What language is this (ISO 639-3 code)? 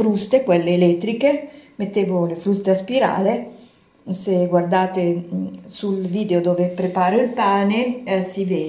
ita